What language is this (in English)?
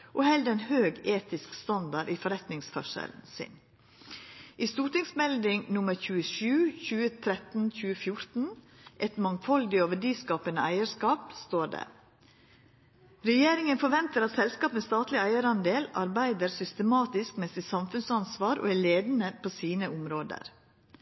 Norwegian Nynorsk